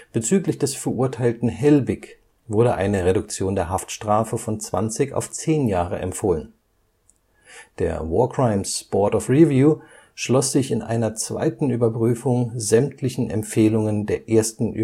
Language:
German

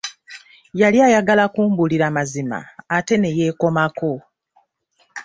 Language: Ganda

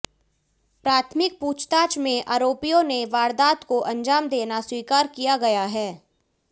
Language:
Hindi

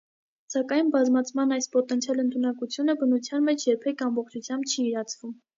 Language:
Armenian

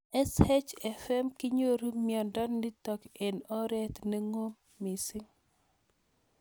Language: Kalenjin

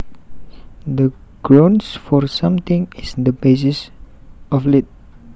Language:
Javanese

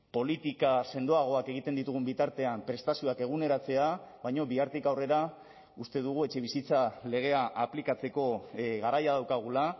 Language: Basque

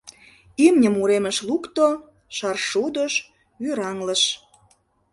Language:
Mari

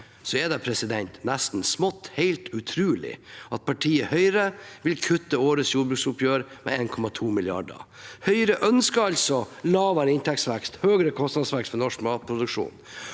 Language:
Norwegian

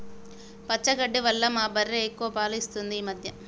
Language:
Telugu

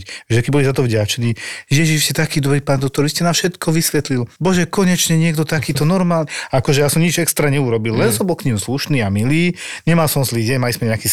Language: Slovak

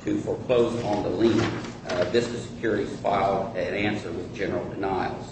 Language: English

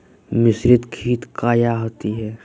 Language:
Magahi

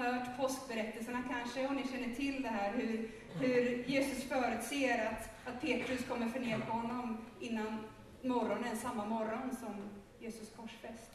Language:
Swedish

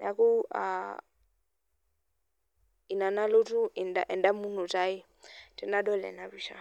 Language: Masai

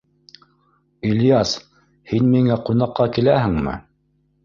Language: Bashkir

